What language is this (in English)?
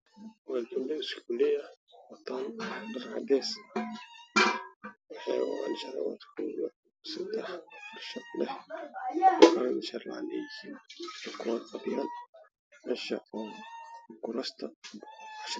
Somali